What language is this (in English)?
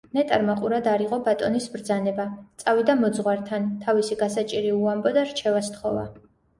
Georgian